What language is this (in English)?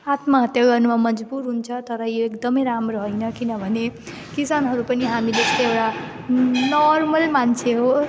Nepali